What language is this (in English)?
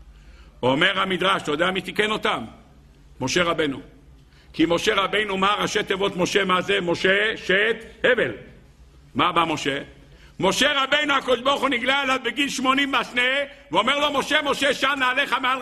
Hebrew